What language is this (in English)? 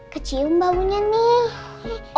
Indonesian